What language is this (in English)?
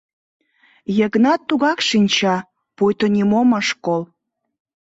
Mari